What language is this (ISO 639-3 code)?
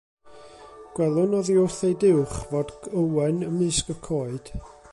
cym